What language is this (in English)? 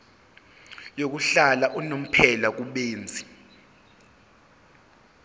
Zulu